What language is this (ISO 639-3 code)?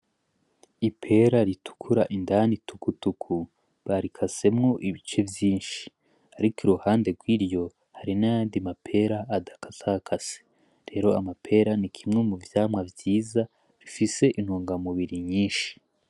run